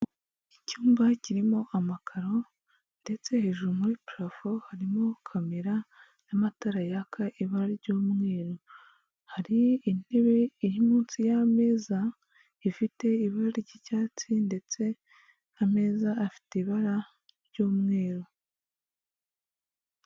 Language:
Kinyarwanda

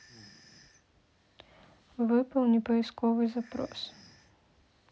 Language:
Russian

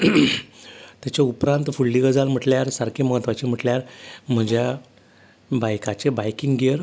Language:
Konkani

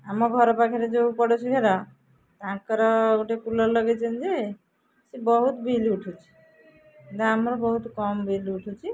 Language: Odia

